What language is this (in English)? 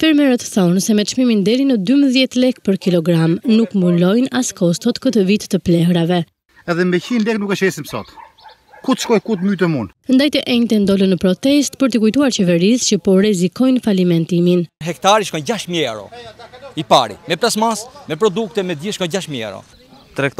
Romanian